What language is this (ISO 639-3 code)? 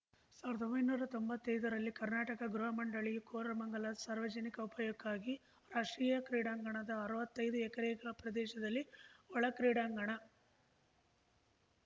kan